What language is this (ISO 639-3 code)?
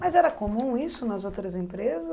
por